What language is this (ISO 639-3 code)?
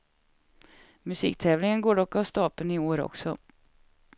swe